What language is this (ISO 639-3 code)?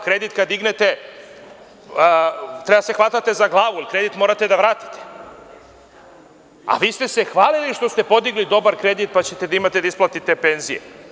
srp